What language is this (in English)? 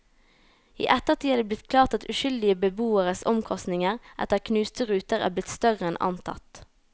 Norwegian